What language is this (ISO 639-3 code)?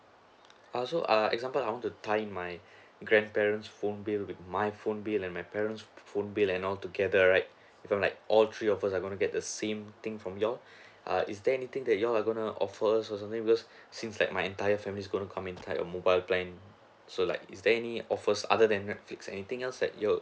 eng